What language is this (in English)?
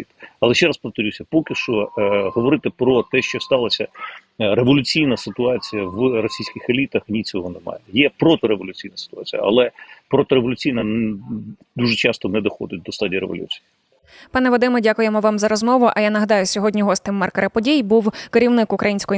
Ukrainian